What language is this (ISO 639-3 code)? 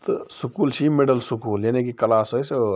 kas